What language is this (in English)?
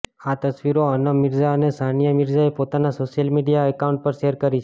Gujarati